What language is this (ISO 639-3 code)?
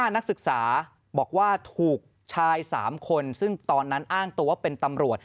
tha